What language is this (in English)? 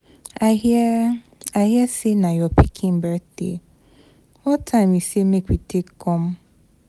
Nigerian Pidgin